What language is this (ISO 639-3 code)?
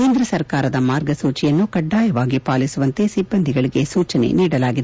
kan